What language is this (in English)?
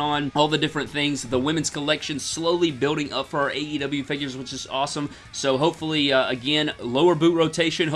English